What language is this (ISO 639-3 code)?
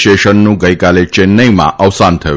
guj